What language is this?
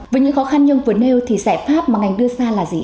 Vietnamese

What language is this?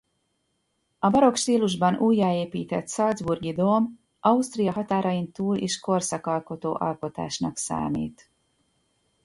Hungarian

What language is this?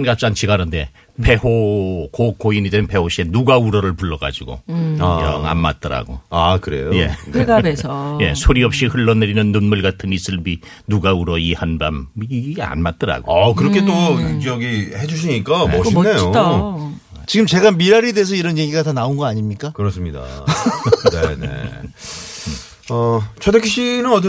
Korean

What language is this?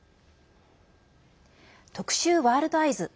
Japanese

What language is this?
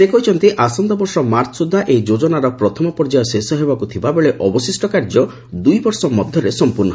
Odia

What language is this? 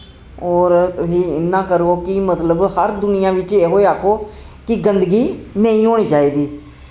Dogri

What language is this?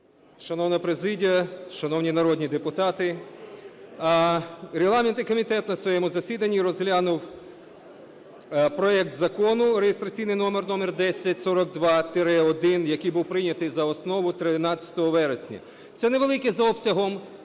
Ukrainian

